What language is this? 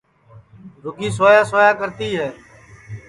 Sansi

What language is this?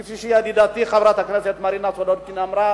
Hebrew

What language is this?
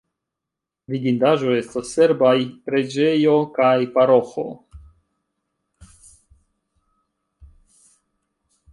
Esperanto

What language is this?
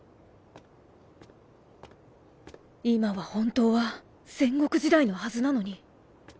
Japanese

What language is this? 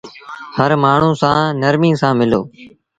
Sindhi Bhil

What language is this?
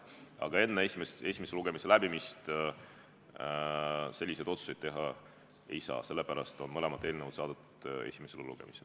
Estonian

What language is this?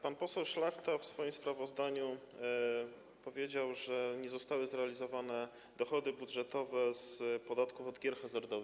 Polish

